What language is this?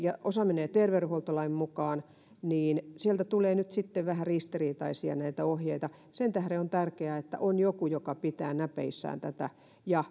Finnish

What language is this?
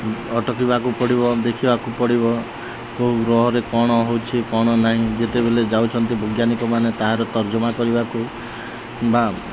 Odia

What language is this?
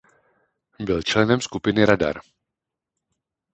Czech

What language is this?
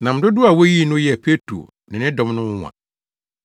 Akan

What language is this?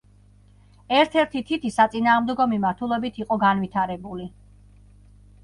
Georgian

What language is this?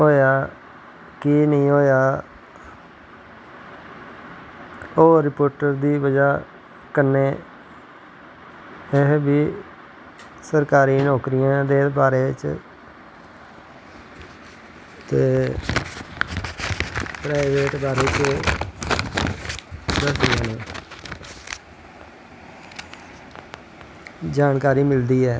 Dogri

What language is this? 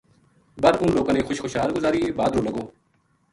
Gujari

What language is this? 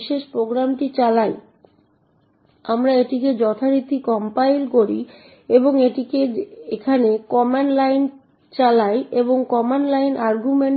Bangla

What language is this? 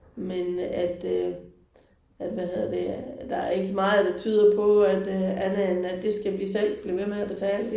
Danish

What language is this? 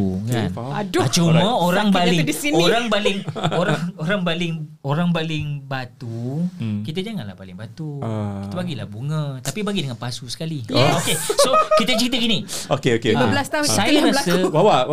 Malay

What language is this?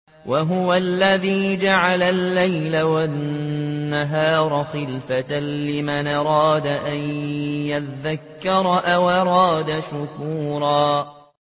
Arabic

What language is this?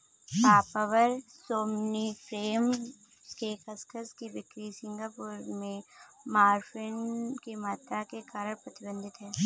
Hindi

